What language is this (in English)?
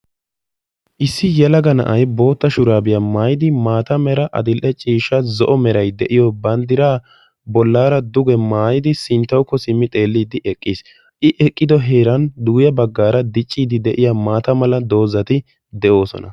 Wolaytta